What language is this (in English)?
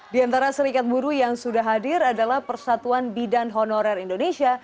Indonesian